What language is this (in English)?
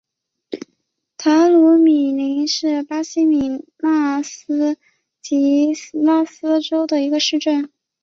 Chinese